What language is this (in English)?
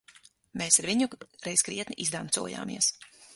Latvian